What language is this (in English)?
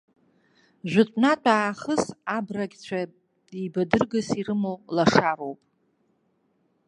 Abkhazian